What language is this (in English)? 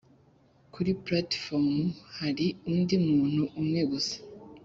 Kinyarwanda